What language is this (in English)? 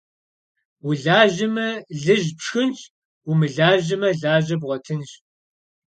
Kabardian